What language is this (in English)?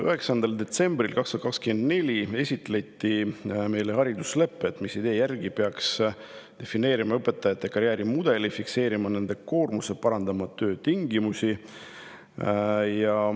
Estonian